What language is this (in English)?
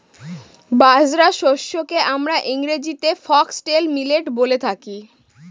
Bangla